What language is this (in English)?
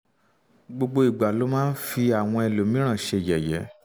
Yoruba